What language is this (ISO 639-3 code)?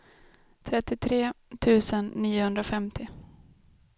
swe